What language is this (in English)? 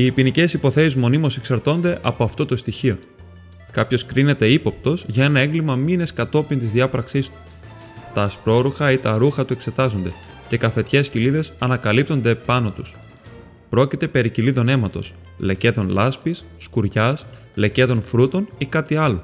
Greek